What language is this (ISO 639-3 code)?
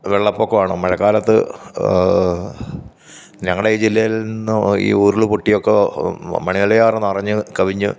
mal